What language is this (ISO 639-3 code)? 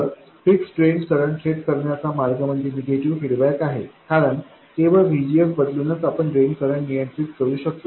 mar